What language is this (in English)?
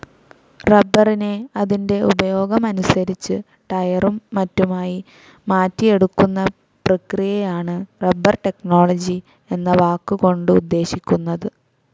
Malayalam